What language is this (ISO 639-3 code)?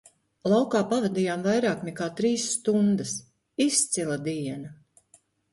lav